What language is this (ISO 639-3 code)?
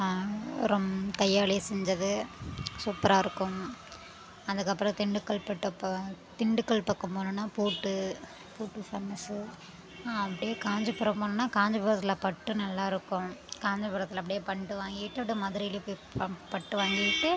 tam